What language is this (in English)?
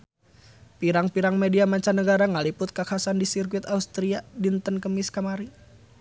Sundanese